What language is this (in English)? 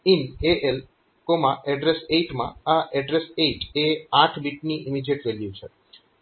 Gujarati